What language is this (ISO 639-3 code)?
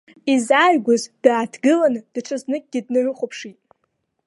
abk